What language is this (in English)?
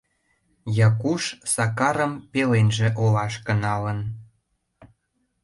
Mari